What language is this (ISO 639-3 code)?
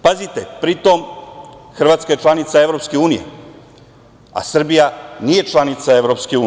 srp